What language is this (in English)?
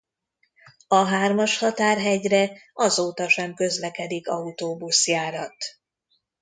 Hungarian